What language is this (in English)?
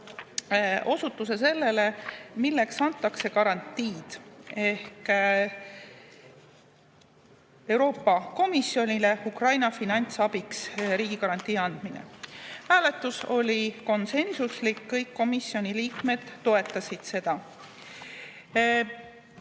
Estonian